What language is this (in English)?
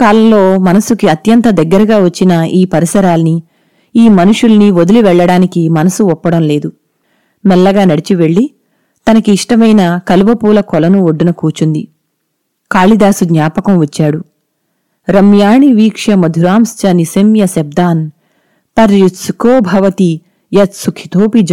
Telugu